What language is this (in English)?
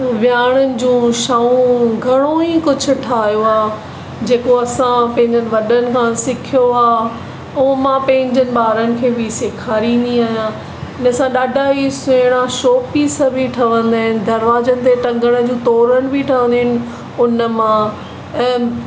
Sindhi